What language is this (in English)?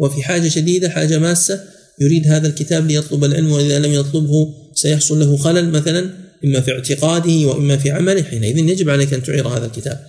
Arabic